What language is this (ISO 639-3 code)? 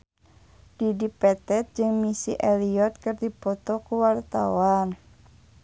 sun